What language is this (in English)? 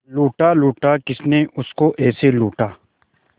Hindi